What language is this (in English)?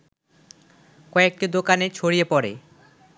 Bangla